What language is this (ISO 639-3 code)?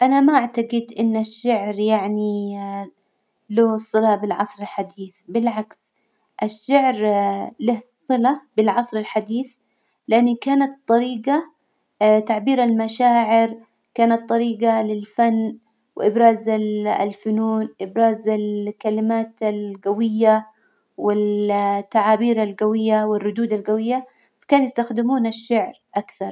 acw